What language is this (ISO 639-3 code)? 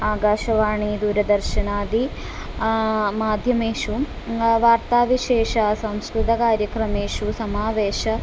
san